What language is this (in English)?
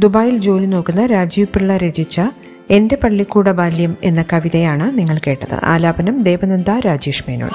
Malayalam